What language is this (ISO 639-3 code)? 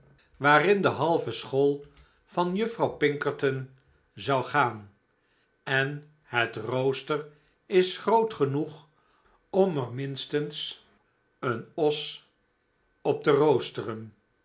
nld